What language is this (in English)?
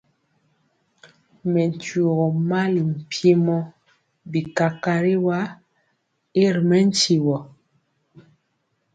Mpiemo